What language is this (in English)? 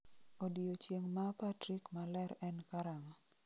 Luo (Kenya and Tanzania)